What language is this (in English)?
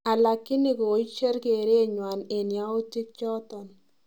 Kalenjin